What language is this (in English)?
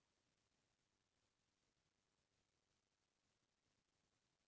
Chhattisgarhi